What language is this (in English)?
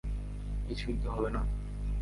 Bangla